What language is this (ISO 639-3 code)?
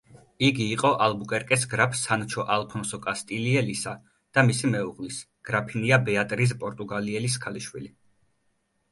kat